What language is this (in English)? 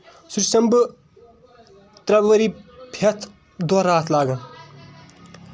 Kashmiri